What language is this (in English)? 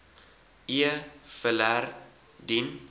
Afrikaans